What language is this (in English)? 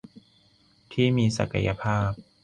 Thai